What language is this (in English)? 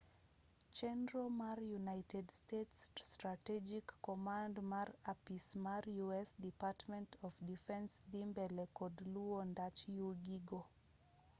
Luo (Kenya and Tanzania)